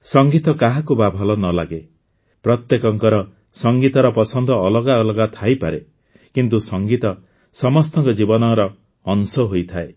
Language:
Odia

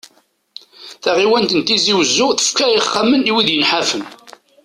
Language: Kabyle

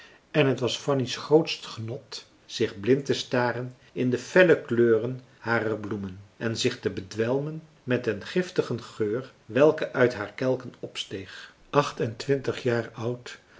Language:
Dutch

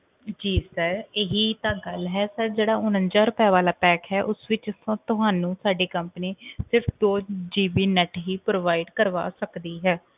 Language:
Punjabi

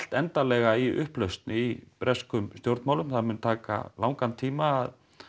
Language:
Icelandic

